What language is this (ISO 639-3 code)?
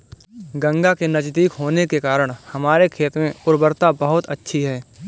hin